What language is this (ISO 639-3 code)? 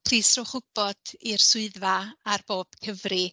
cym